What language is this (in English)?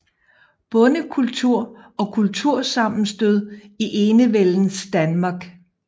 Danish